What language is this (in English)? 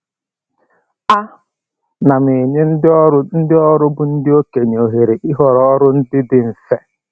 Igbo